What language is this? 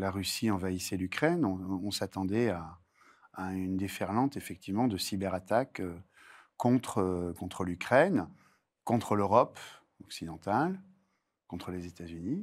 French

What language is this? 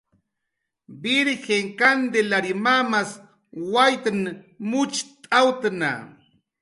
Jaqaru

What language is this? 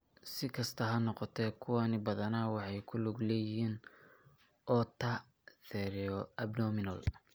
Somali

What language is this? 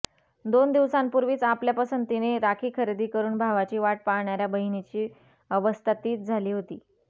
Marathi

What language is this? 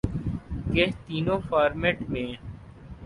Urdu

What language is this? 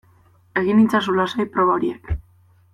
Basque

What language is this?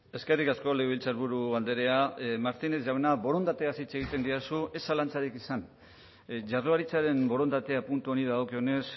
Basque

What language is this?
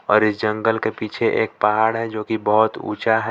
Hindi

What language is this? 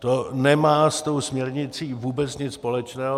Czech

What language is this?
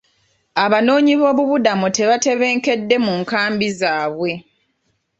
Ganda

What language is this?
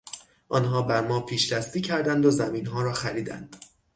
Persian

